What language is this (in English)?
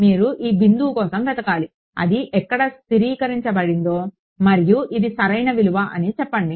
Telugu